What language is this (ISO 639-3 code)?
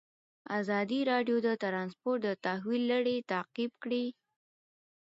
pus